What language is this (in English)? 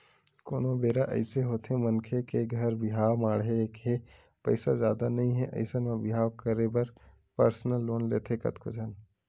Chhattisgarhi